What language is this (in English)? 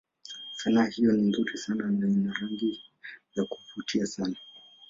Swahili